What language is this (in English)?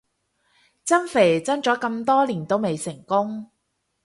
Cantonese